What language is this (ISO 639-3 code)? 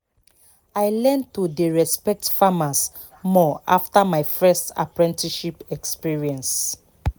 pcm